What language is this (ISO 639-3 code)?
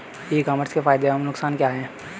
hin